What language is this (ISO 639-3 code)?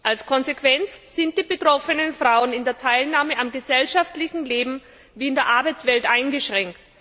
deu